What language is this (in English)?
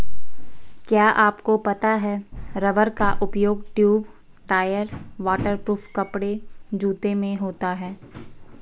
Hindi